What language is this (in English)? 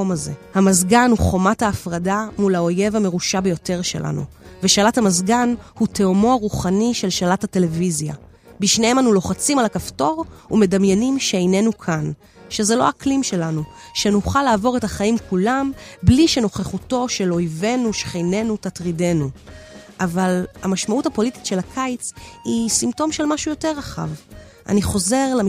Hebrew